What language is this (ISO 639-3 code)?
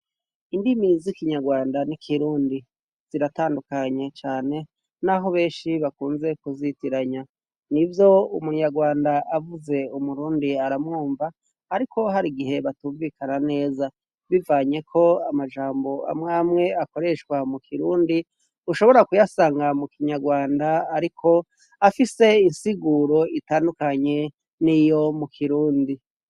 run